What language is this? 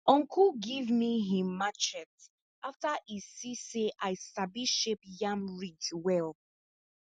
Nigerian Pidgin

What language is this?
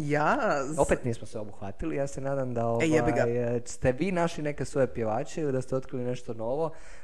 Croatian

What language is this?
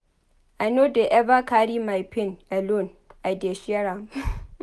Nigerian Pidgin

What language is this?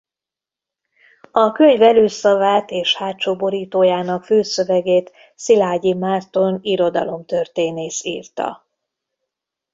Hungarian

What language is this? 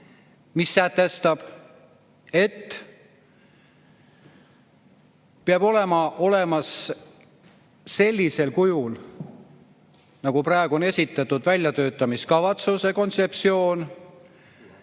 Estonian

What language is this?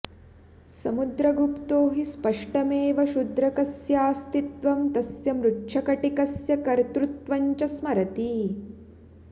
Sanskrit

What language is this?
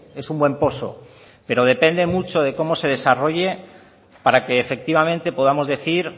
Spanish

